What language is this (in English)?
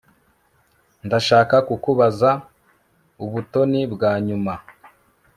Kinyarwanda